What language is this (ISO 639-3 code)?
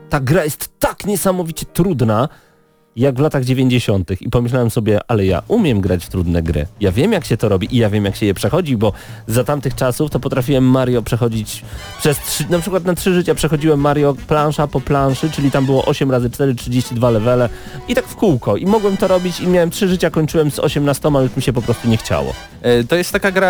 pol